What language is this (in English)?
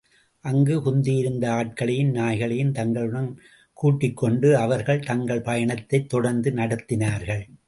Tamil